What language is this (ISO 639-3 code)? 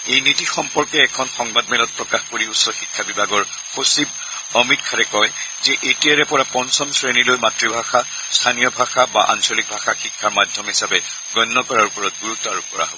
asm